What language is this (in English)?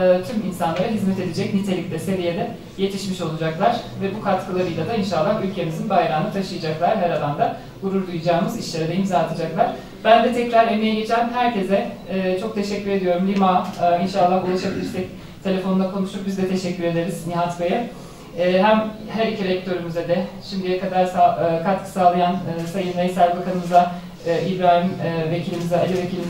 Turkish